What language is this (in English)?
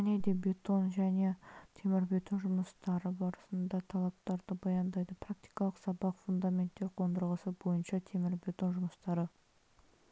Kazakh